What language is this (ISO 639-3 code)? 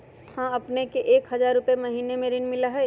mag